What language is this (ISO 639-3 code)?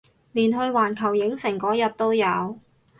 yue